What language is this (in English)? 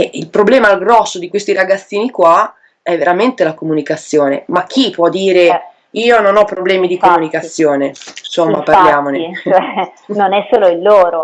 Italian